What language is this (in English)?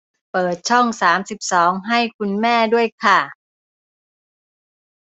Thai